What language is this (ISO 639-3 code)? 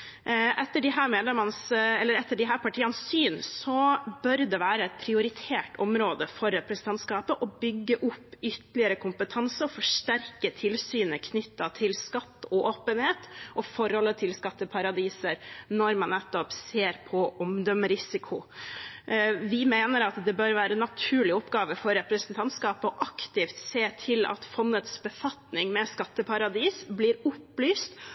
nob